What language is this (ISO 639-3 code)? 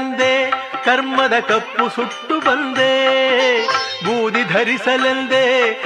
kan